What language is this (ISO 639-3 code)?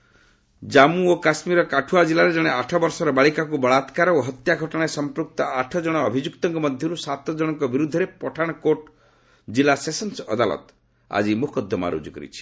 ori